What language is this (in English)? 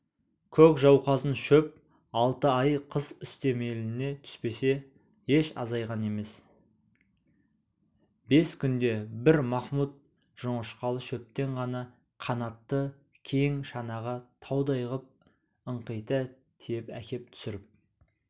Kazakh